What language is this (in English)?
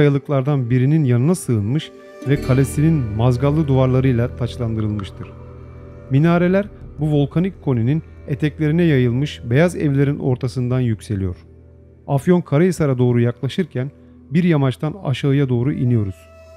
Turkish